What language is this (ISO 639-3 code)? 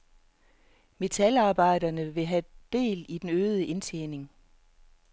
dan